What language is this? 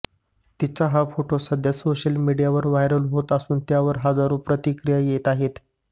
Marathi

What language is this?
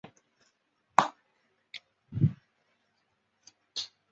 Chinese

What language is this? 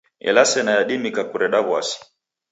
Taita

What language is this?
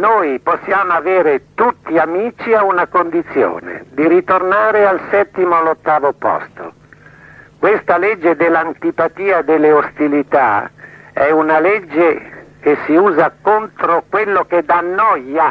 Italian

